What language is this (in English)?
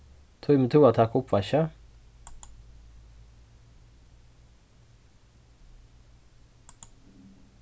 Faroese